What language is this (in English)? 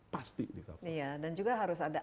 Indonesian